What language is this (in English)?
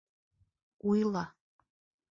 Bashkir